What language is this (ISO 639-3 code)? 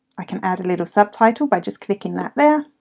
eng